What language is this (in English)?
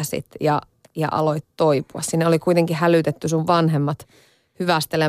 Finnish